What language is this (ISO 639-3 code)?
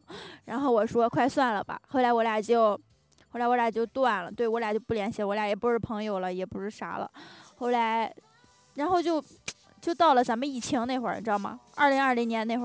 zho